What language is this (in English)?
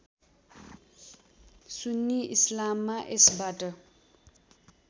Nepali